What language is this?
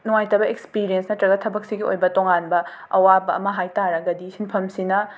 Manipuri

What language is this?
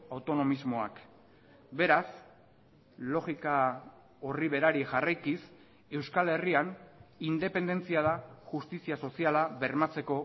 Basque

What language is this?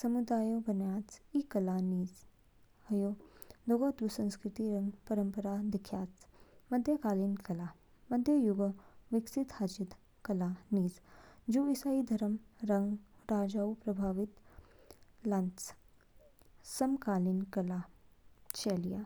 Kinnauri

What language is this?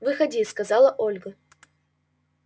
Russian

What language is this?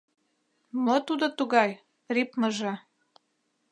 Mari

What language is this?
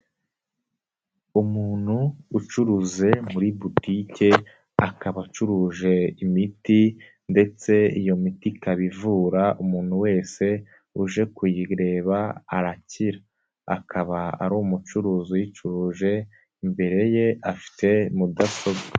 Kinyarwanda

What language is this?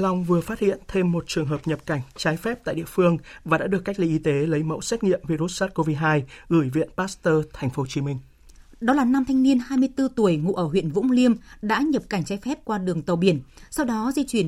Vietnamese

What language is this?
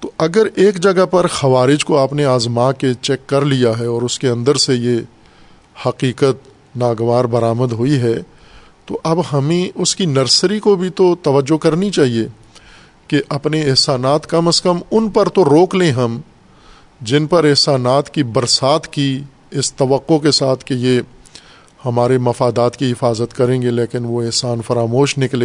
Urdu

